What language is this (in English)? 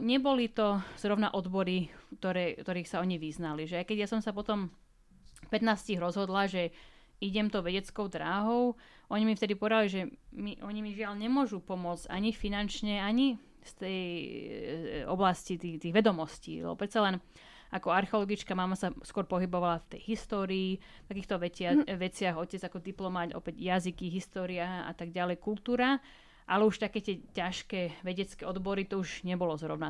Slovak